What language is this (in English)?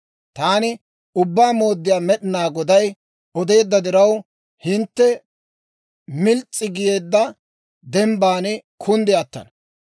Dawro